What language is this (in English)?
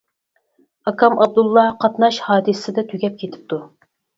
Uyghur